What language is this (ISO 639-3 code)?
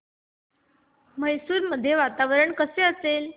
mar